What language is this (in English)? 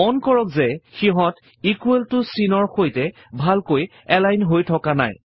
Assamese